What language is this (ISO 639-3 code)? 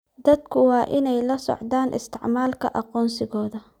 som